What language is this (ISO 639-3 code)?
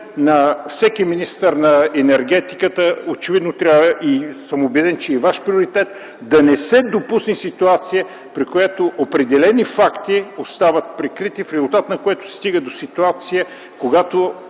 bul